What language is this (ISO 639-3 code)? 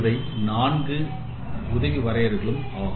tam